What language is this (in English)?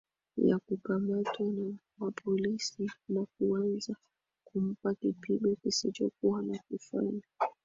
Swahili